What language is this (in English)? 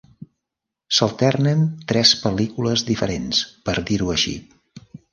Catalan